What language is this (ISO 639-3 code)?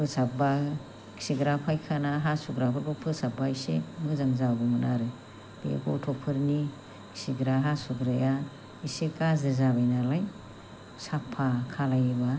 brx